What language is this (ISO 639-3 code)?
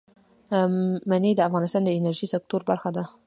pus